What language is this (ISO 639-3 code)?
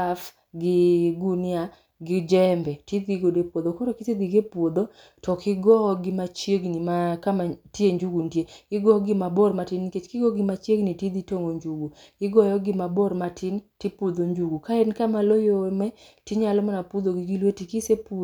luo